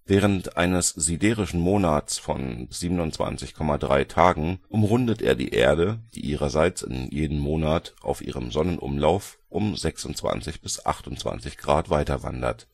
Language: German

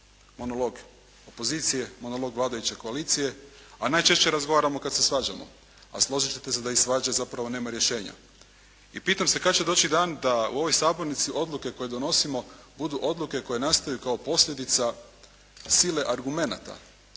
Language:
Croatian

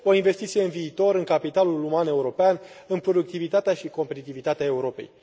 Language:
Romanian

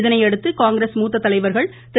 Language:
Tamil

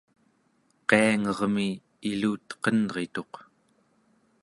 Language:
Central Yupik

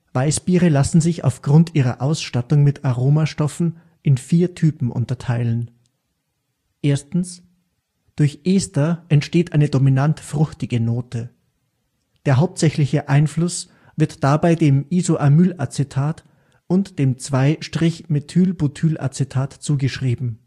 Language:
German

